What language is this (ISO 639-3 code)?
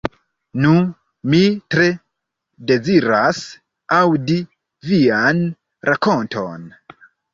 epo